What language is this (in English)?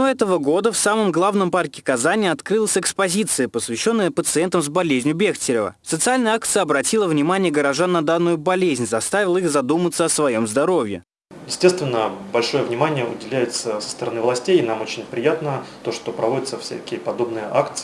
Russian